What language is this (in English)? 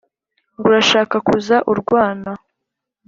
Kinyarwanda